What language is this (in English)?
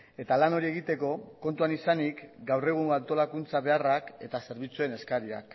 Basque